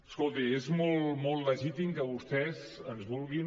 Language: Catalan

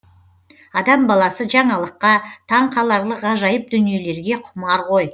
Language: Kazakh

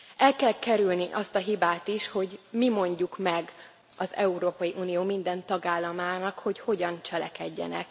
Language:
Hungarian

